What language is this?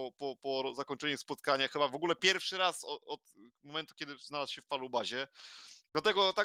Polish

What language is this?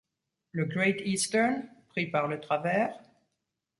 French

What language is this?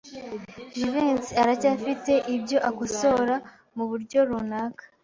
Kinyarwanda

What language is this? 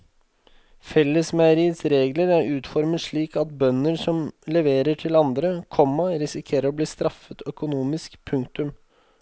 Norwegian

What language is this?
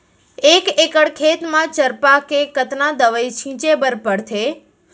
Chhattisgarhi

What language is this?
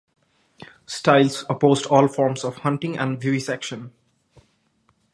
English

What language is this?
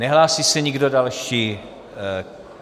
Czech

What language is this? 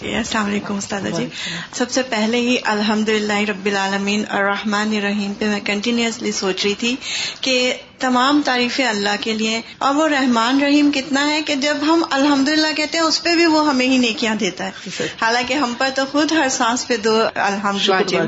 Urdu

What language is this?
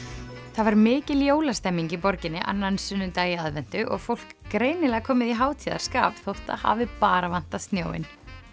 Icelandic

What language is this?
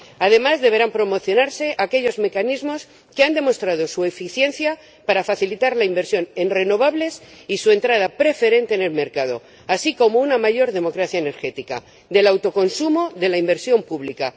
Spanish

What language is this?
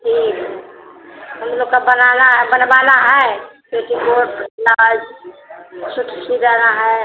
Hindi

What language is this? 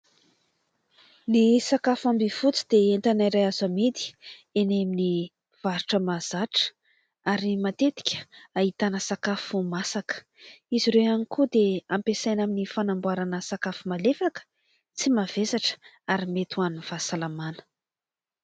Malagasy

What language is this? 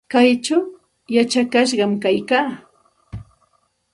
Santa Ana de Tusi Pasco Quechua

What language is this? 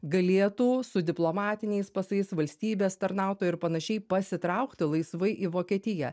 Lithuanian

